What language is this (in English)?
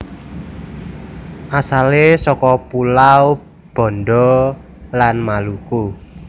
Javanese